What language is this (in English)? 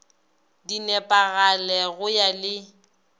Northern Sotho